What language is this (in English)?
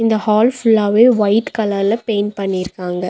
Tamil